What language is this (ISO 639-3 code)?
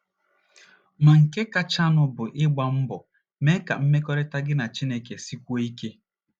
ibo